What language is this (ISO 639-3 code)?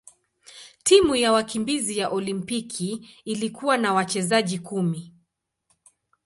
swa